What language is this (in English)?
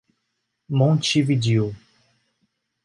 Portuguese